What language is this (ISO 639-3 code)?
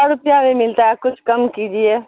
urd